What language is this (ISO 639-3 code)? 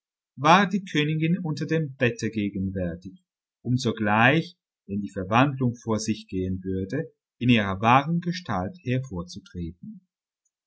deu